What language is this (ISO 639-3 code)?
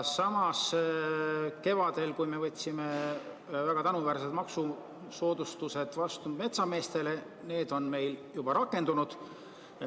est